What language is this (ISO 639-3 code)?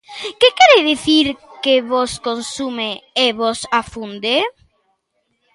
glg